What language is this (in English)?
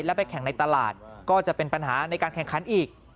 Thai